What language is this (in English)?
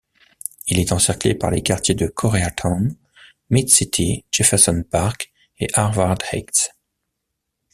French